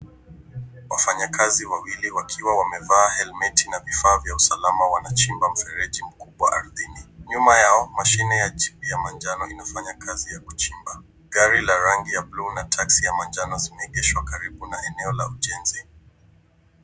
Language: Swahili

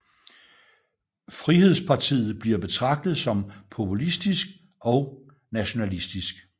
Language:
Danish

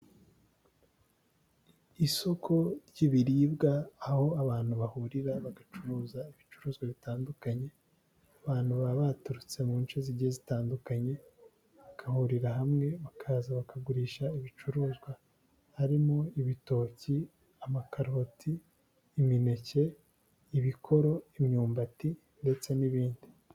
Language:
Kinyarwanda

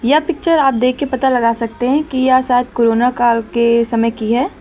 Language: Hindi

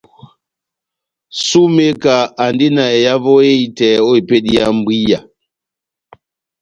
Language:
Batanga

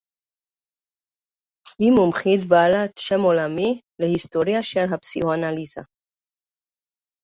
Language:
Hebrew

